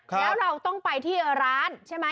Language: Thai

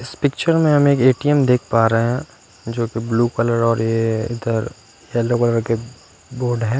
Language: Hindi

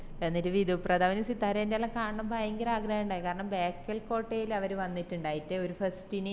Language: Malayalam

